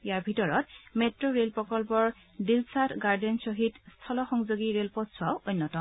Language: Assamese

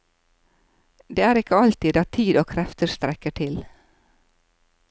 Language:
Norwegian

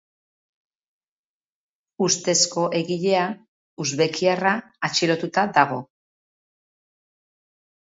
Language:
Basque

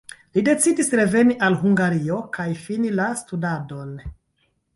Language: Esperanto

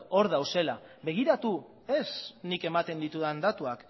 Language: Basque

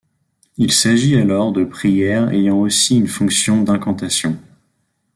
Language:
French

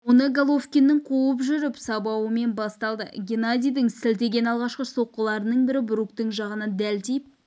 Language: Kazakh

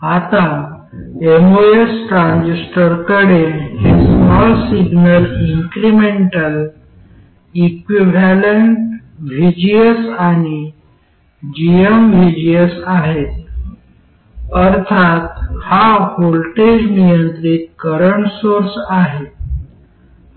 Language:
Marathi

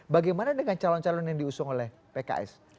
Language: Indonesian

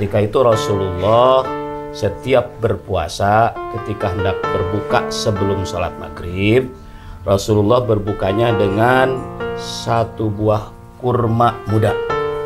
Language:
Indonesian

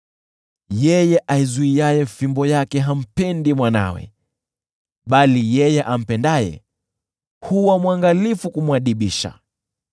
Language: Swahili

